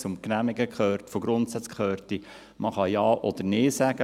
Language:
Swiss German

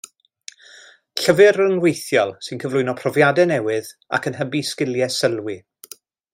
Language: Welsh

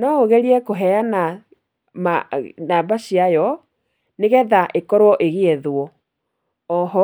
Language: Kikuyu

